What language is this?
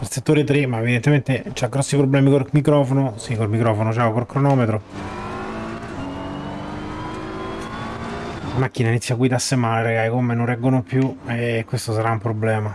Italian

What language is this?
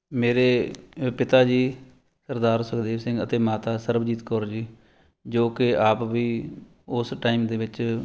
Punjabi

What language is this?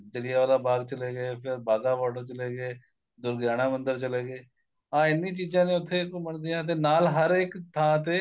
Punjabi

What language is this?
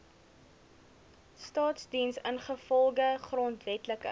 Afrikaans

